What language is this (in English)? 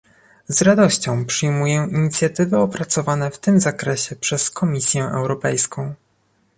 Polish